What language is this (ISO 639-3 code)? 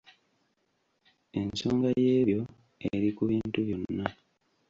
lug